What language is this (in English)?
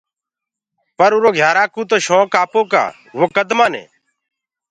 Gurgula